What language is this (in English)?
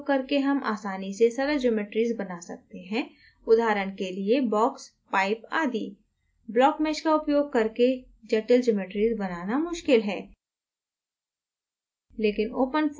Hindi